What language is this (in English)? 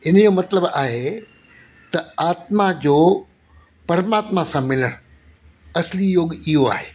Sindhi